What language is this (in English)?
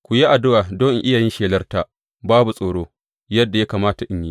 Hausa